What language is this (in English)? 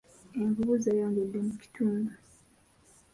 Ganda